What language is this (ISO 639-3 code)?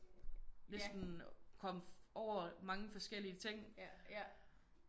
dan